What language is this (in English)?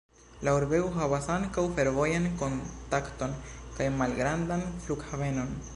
Esperanto